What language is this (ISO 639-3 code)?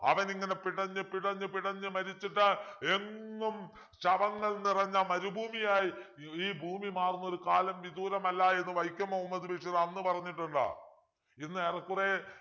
mal